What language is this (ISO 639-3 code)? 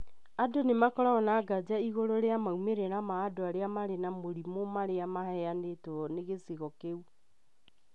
kik